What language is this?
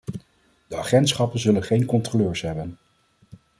Dutch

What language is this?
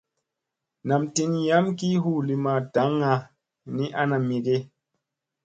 Musey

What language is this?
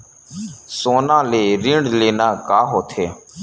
Chhattisgarhi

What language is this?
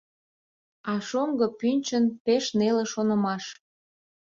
Mari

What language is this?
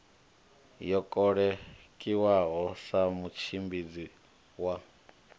Venda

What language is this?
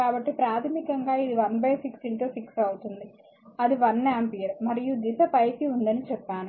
Telugu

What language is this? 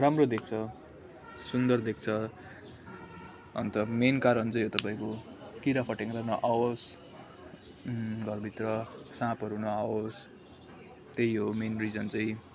Nepali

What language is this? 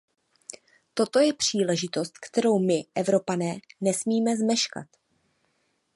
Czech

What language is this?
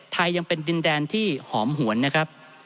Thai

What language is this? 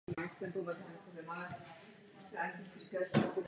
Czech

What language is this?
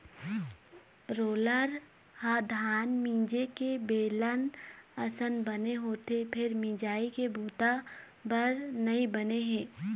Chhattisgarhi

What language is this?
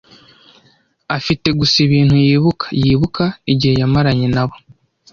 Kinyarwanda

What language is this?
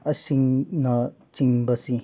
Manipuri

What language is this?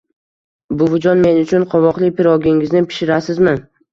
Uzbek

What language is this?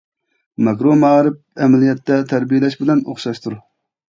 Uyghur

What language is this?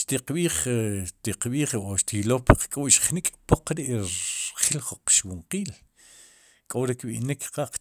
Sipacapense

